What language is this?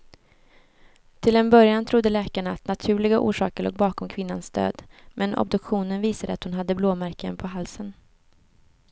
Swedish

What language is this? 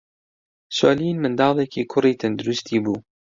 Central Kurdish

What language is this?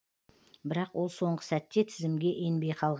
Kazakh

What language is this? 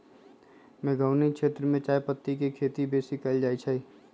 Magahi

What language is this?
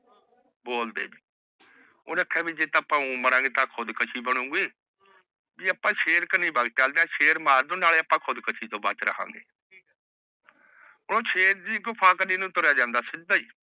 Punjabi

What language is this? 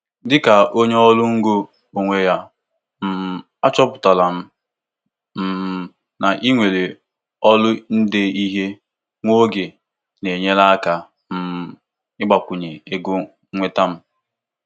Igbo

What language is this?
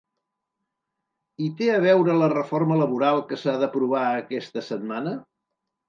Catalan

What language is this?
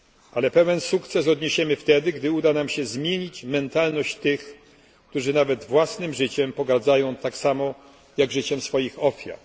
Polish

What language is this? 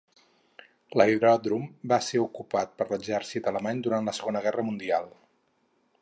Catalan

